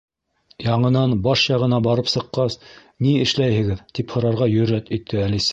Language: Bashkir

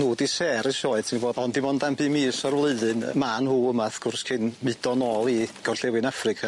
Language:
Welsh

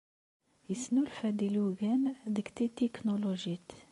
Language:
Kabyle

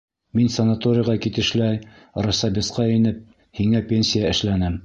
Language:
Bashkir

